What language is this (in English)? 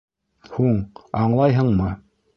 Bashkir